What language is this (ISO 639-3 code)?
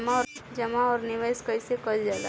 bho